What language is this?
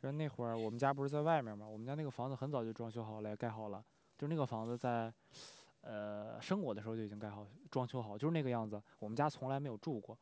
Chinese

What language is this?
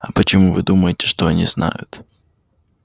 Russian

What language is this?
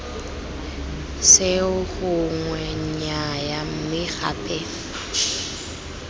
Tswana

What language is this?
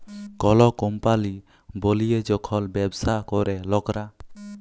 Bangla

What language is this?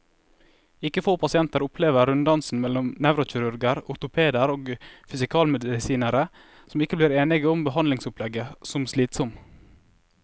Norwegian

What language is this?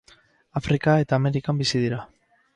Basque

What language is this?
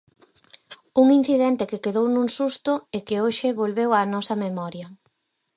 Galician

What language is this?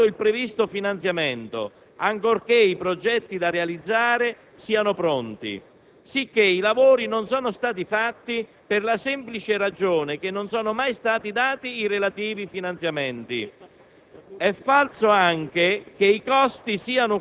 Italian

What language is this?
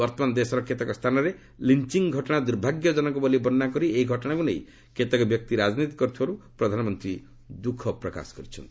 Odia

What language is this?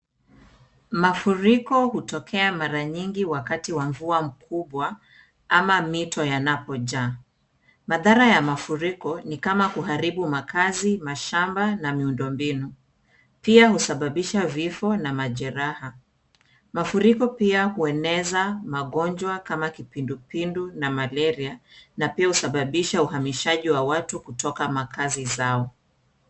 Swahili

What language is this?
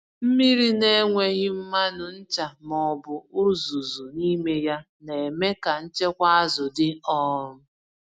Igbo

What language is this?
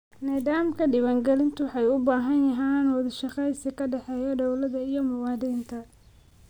Somali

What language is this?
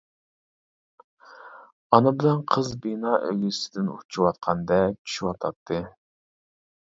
Uyghur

